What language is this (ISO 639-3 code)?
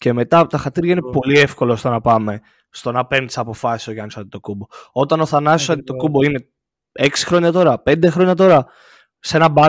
ell